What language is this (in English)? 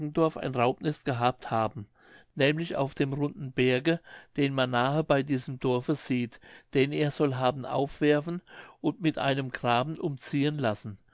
German